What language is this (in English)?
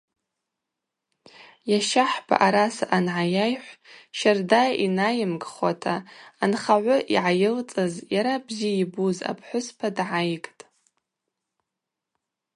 Abaza